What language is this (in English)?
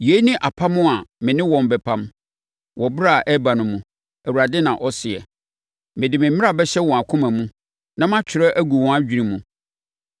Akan